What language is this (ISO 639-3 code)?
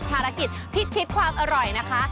tha